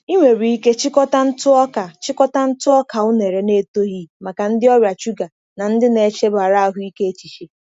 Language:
Igbo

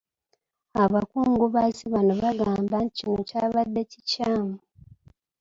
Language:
Ganda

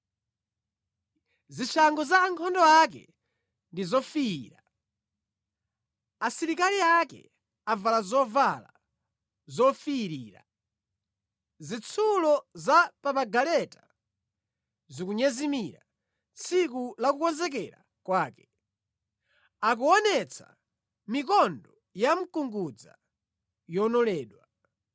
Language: Nyanja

